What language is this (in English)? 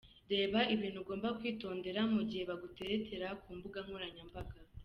Kinyarwanda